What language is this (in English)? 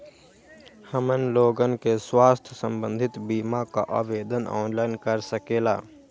Magahi